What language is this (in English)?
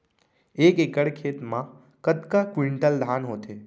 Chhattisgarhi